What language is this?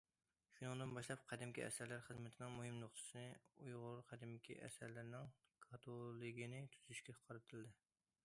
Uyghur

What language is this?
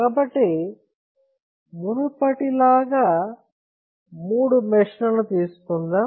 Telugu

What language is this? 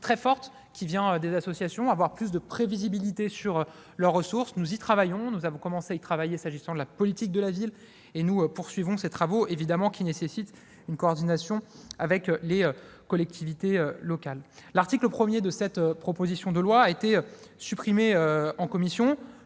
French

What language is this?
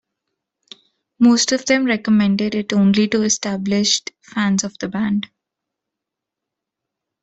English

